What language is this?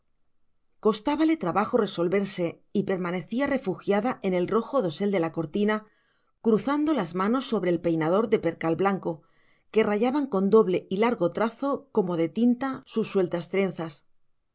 Spanish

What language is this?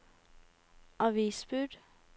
Norwegian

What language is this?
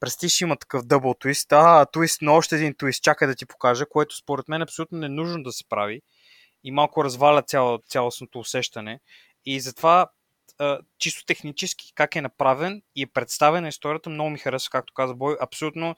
Bulgarian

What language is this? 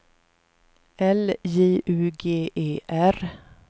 Swedish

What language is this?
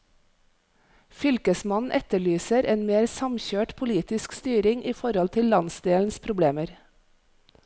Norwegian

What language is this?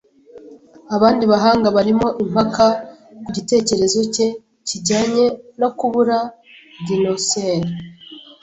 Kinyarwanda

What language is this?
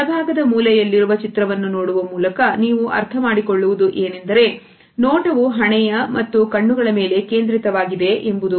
Kannada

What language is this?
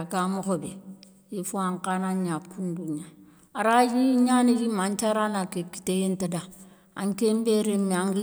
Soninke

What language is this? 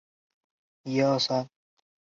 Chinese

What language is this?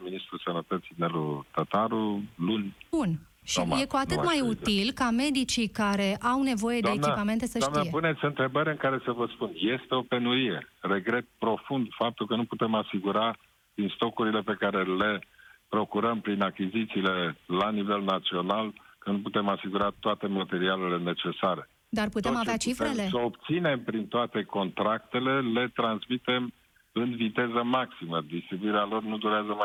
Romanian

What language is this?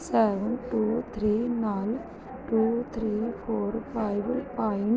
Punjabi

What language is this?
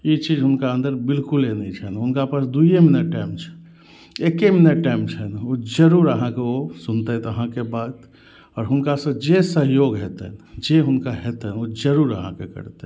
Maithili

